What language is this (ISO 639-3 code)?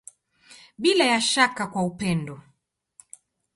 swa